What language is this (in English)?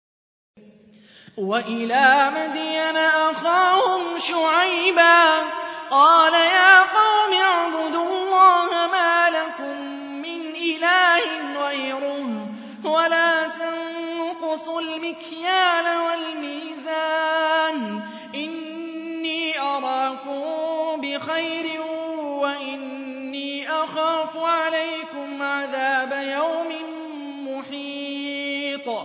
Arabic